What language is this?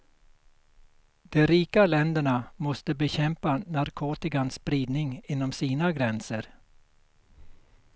Swedish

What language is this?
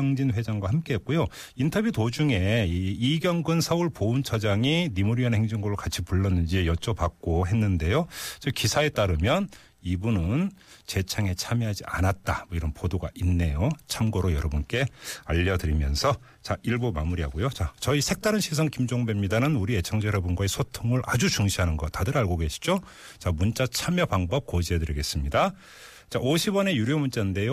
Korean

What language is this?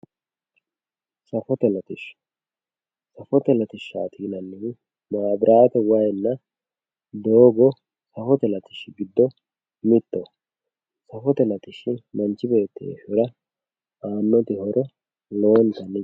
Sidamo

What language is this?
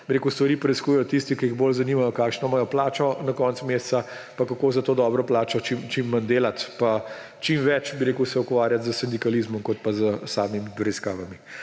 Slovenian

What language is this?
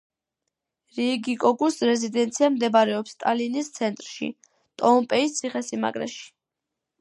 Georgian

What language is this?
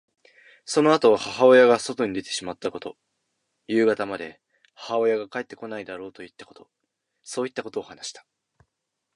Japanese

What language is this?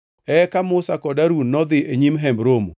Luo (Kenya and Tanzania)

